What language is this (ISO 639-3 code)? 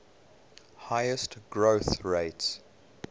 eng